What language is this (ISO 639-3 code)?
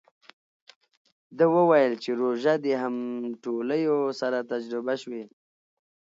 pus